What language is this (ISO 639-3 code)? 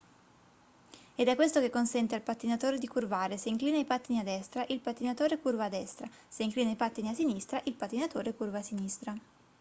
ita